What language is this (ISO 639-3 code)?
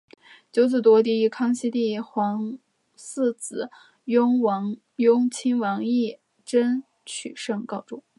zho